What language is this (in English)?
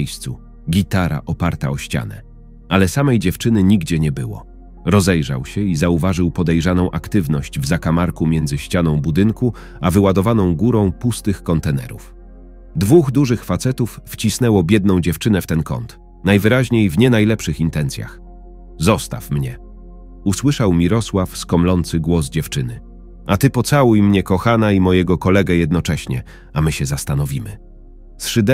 Polish